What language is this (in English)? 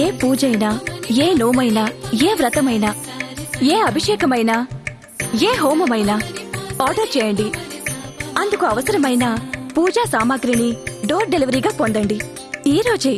Telugu